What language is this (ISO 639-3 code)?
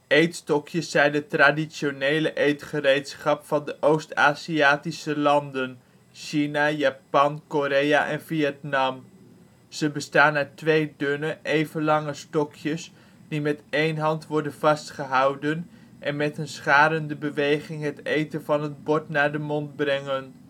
nld